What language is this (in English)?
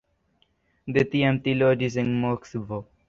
Esperanto